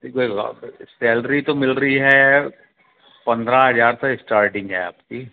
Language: Hindi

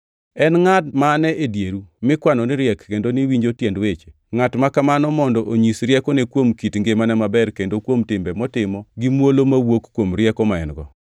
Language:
Luo (Kenya and Tanzania)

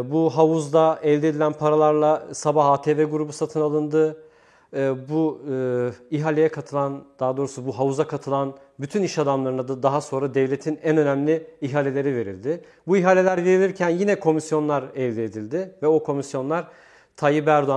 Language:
Turkish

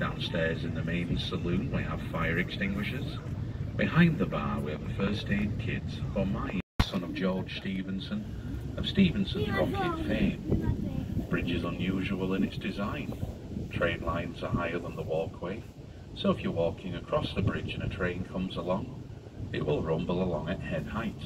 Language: English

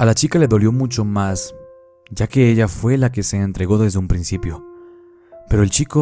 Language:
Spanish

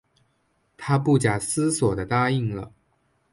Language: Chinese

